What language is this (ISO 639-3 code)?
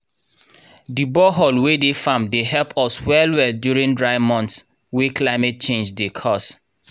pcm